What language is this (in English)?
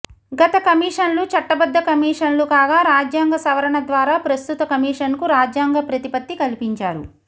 Telugu